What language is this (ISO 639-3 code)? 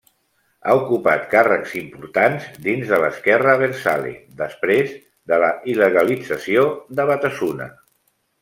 cat